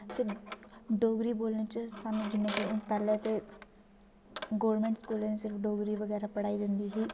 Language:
Dogri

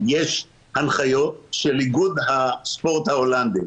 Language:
Hebrew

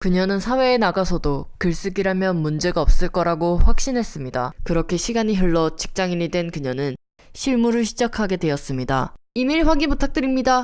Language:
Korean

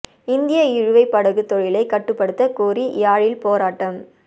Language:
Tamil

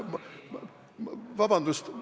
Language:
Estonian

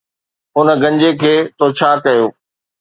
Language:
Sindhi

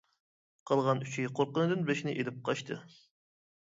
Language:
Uyghur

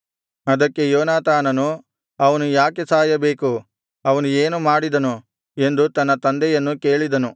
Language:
Kannada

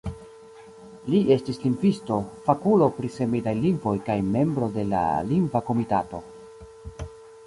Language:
Esperanto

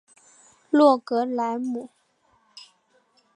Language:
Chinese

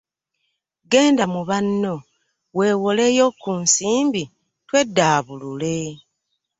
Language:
Ganda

